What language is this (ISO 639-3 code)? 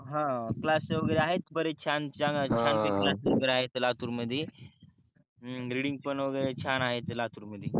mar